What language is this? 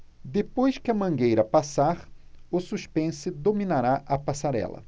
Portuguese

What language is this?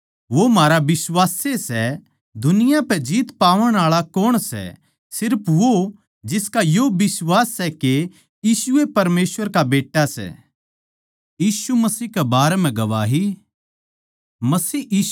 Haryanvi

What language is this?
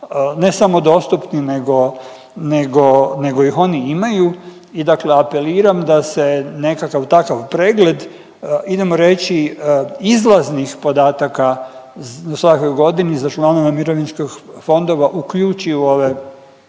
Croatian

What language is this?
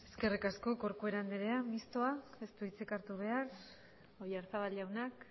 Basque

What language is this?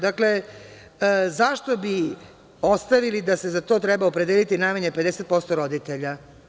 Serbian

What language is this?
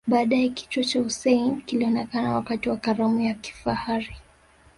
Swahili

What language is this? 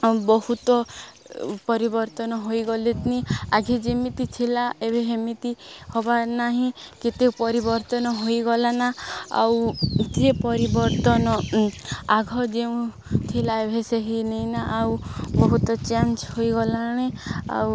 Odia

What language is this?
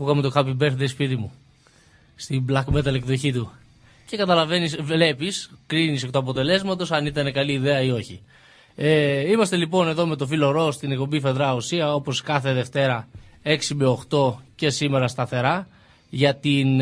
Greek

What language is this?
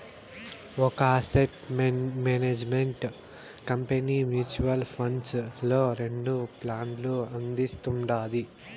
Telugu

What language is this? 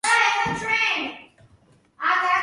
Georgian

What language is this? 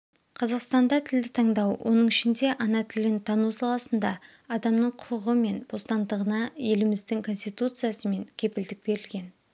Kazakh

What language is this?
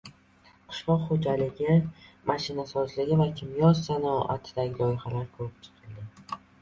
Uzbek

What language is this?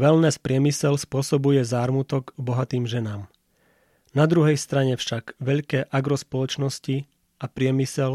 Slovak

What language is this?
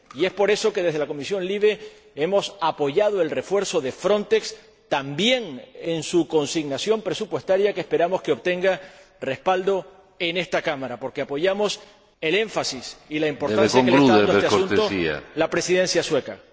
Spanish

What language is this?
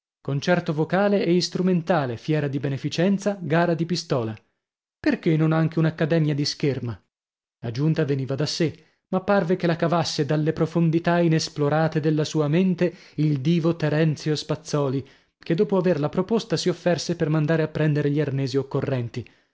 Italian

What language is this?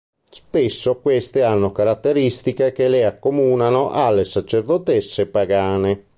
Italian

